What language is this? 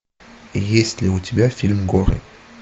Russian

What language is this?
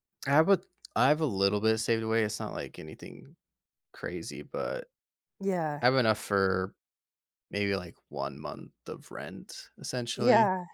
English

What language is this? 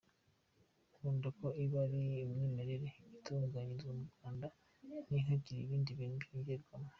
Kinyarwanda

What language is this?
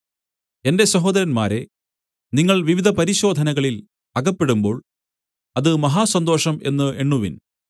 Malayalam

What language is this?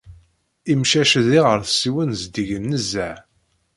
Kabyle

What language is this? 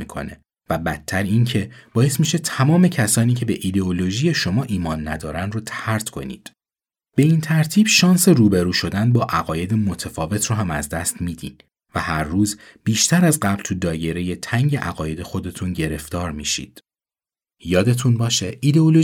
Persian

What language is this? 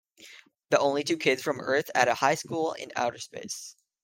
English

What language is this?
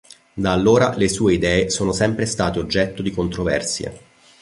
Italian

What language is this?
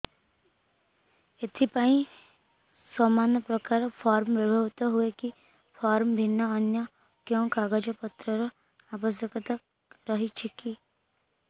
Odia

